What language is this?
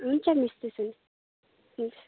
Nepali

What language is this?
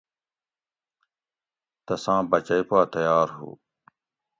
Gawri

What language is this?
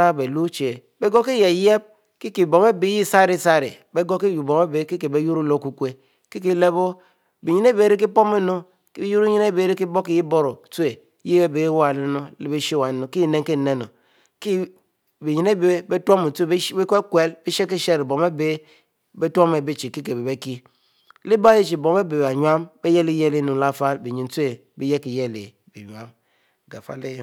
Mbe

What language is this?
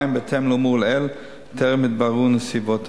Hebrew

